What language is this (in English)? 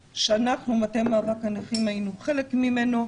Hebrew